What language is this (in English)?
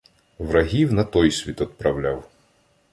Ukrainian